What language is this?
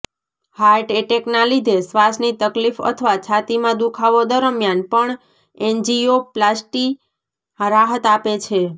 Gujarati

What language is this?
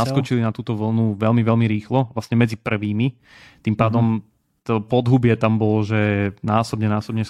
Slovak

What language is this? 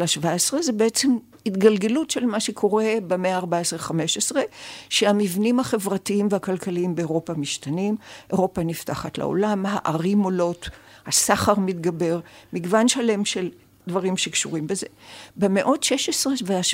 Hebrew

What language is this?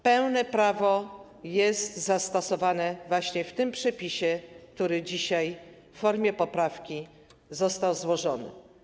Polish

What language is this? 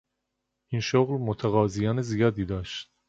Persian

